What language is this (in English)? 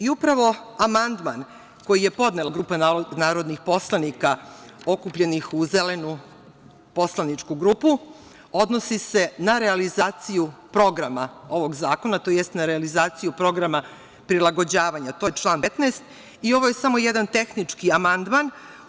Serbian